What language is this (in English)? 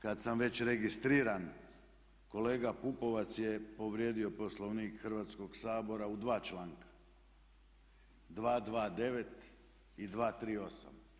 Croatian